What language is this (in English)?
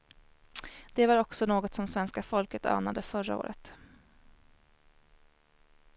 Swedish